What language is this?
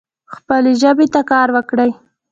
Pashto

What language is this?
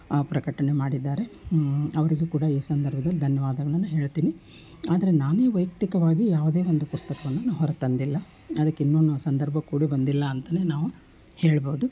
Kannada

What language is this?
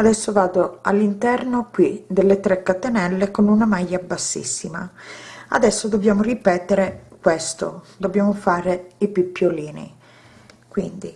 Italian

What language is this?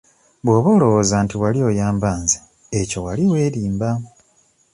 Ganda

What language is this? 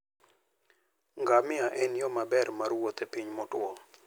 Luo (Kenya and Tanzania)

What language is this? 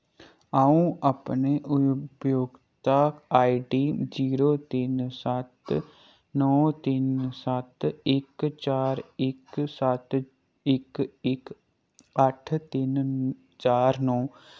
Dogri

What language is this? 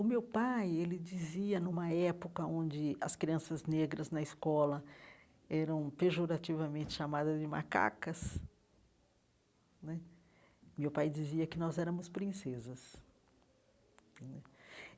Portuguese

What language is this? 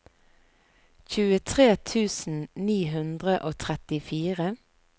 Norwegian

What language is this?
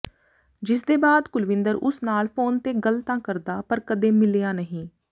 Punjabi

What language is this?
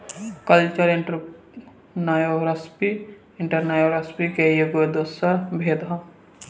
Bhojpuri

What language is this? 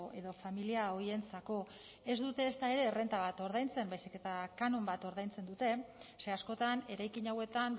Basque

